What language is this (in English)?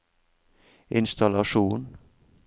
Norwegian